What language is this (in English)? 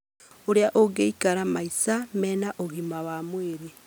Kikuyu